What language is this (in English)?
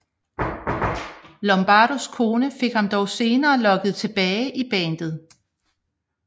Danish